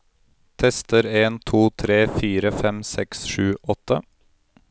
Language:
Norwegian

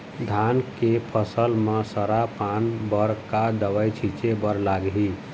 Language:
Chhattisgarhi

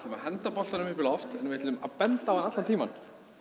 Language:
Icelandic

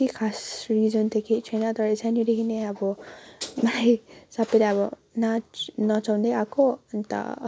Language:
Nepali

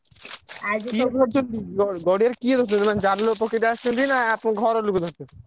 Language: Odia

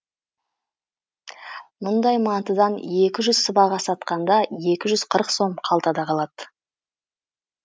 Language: Kazakh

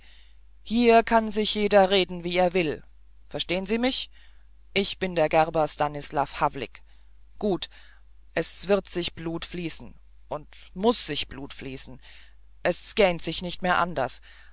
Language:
German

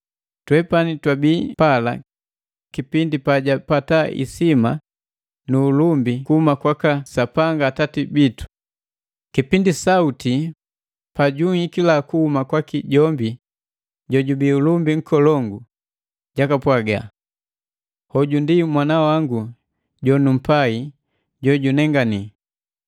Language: Matengo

